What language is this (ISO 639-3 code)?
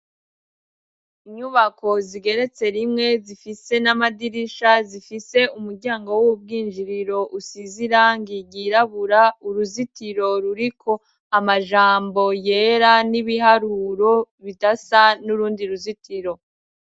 run